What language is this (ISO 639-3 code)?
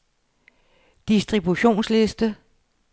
dan